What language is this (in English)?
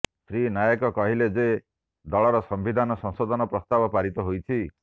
Odia